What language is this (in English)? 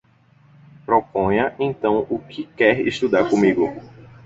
Portuguese